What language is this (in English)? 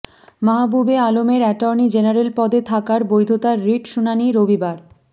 Bangla